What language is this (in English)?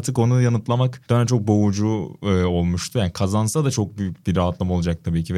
Turkish